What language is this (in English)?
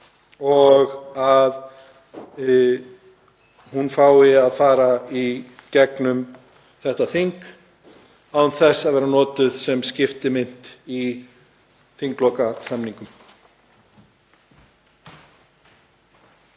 Icelandic